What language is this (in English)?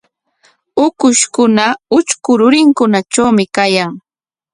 Corongo Ancash Quechua